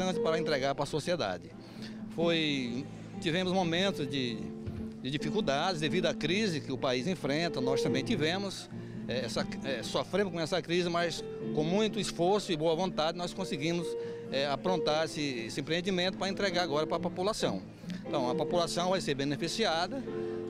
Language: Portuguese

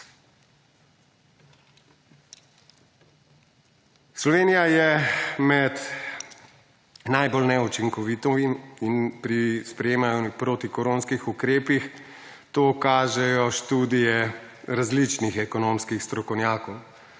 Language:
Slovenian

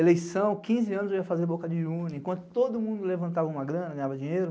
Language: Portuguese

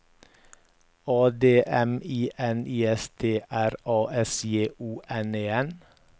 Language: Norwegian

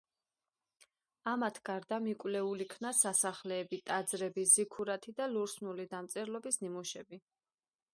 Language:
Georgian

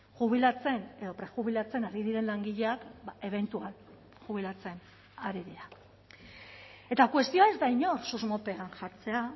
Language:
Basque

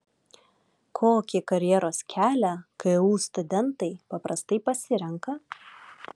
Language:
Lithuanian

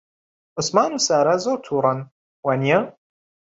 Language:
Central Kurdish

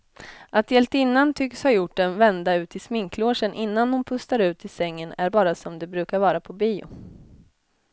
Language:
Swedish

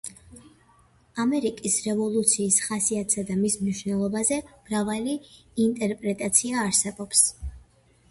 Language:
Georgian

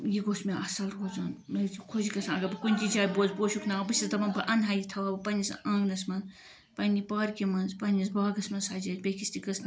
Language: Kashmiri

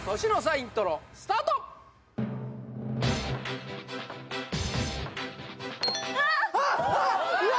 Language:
Japanese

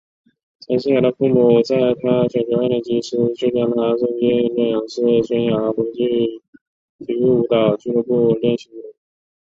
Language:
Chinese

